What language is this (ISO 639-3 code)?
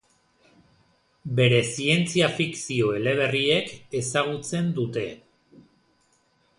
eus